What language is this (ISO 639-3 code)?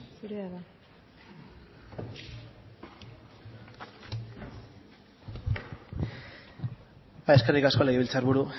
eus